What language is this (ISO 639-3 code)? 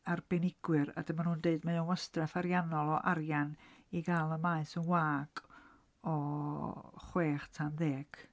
cym